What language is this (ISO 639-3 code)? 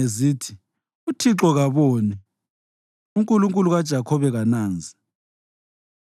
nde